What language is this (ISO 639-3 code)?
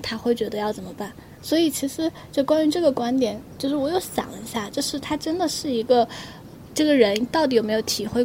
zho